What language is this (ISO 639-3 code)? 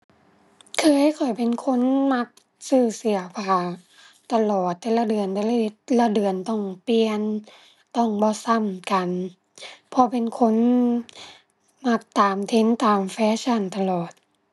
tha